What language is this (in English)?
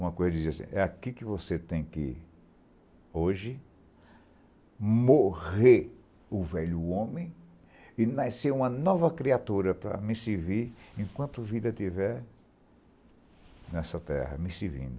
Portuguese